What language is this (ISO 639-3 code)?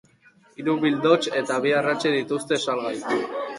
eus